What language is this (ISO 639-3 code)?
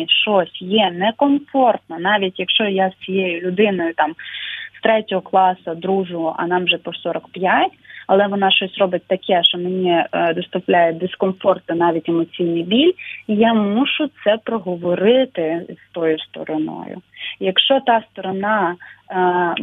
ukr